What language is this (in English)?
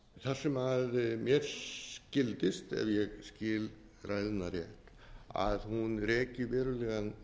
Icelandic